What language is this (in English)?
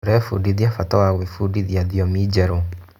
Kikuyu